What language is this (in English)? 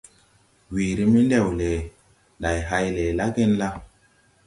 Tupuri